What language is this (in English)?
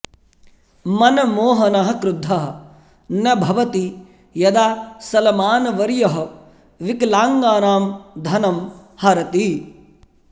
Sanskrit